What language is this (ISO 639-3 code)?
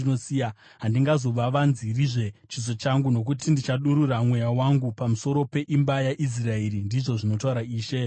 sna